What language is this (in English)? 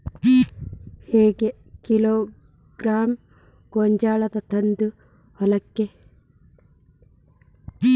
Kannada